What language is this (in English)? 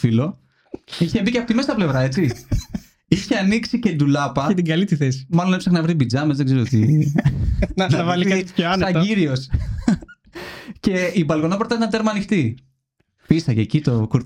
Greek